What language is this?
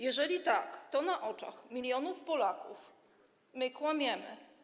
Polish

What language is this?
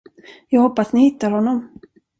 Swedish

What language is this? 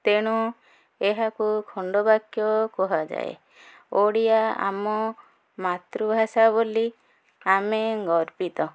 Odia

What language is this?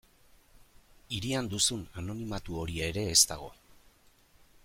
Basque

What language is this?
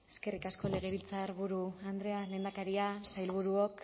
Basque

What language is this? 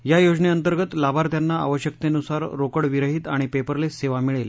Marathi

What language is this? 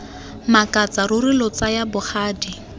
Tswana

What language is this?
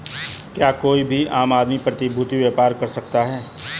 Hindi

